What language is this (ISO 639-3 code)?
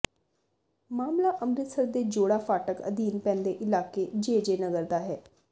pan